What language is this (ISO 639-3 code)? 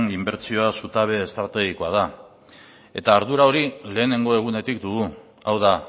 eus